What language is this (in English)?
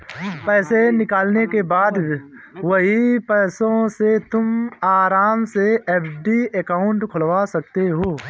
Hindi